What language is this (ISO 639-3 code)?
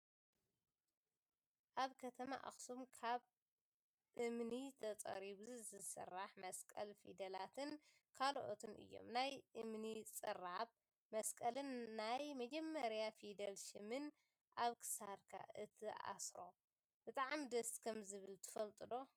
tir